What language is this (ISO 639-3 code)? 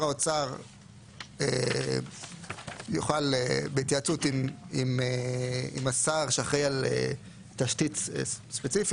heb